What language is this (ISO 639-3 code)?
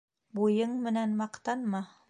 bak